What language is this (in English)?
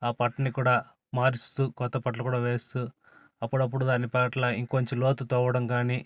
Telugu